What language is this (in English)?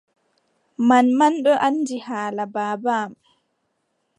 Adamawa Fulfulde